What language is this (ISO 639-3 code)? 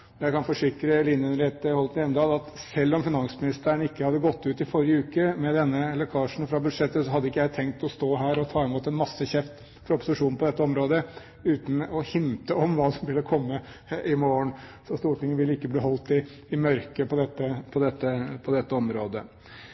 nob